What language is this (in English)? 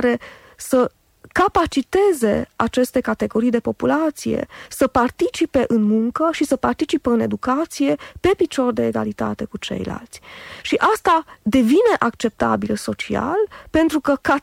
Romanian